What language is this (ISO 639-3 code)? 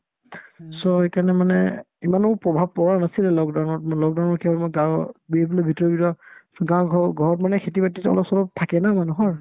asm